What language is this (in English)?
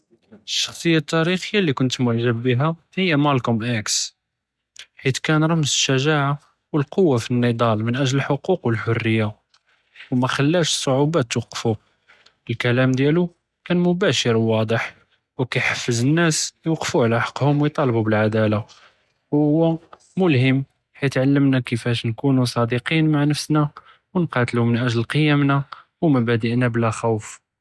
Judeo-Arabic